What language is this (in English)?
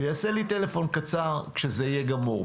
Hebrew